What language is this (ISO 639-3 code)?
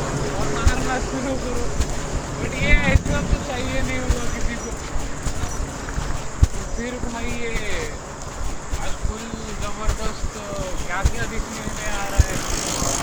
mar